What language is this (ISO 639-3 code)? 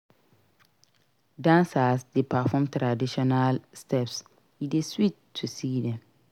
pcm